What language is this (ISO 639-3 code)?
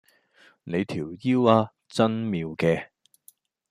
yue